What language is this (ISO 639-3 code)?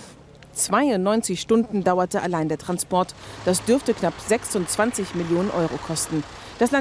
deu